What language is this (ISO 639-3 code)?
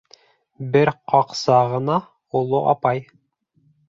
bak